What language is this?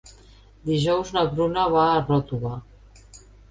Catalan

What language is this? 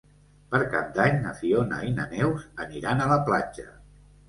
Catalan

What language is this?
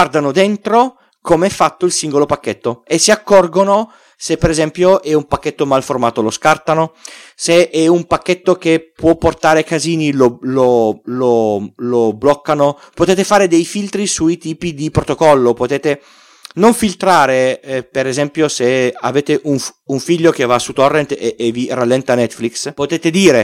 Italian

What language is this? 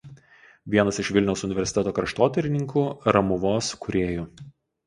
Lithuanian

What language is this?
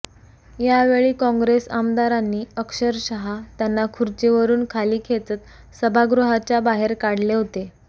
Marathi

